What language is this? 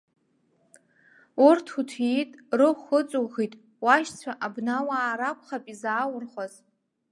Abkhazian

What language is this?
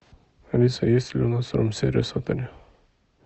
Russian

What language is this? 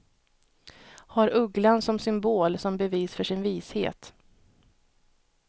Swedish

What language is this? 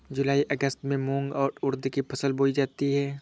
Hindi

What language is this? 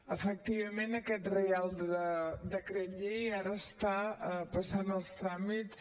Catalan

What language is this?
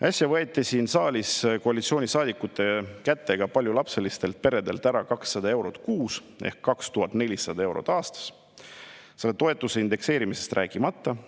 Estonian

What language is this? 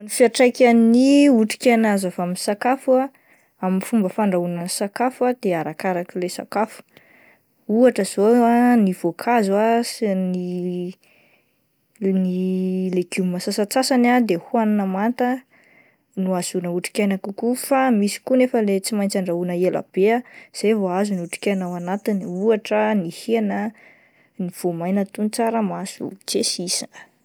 Malagasy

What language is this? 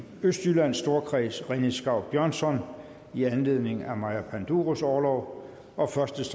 Danish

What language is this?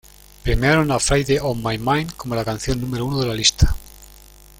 Spanish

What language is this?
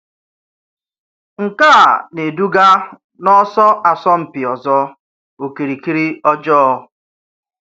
Igbo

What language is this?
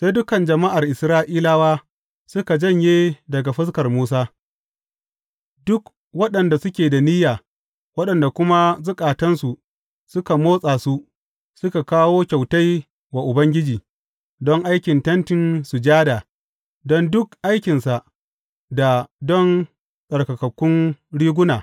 Hausa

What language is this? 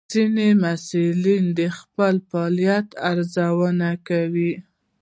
Pashto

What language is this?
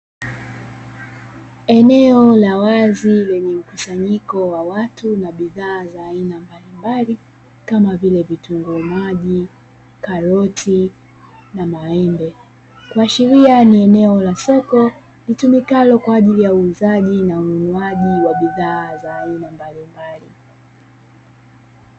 Swahili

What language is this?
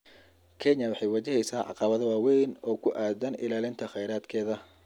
Somali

